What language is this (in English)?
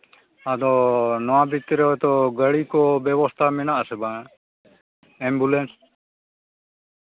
Santali